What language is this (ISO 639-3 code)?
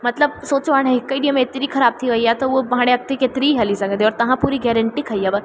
snd